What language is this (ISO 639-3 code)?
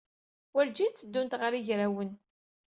kab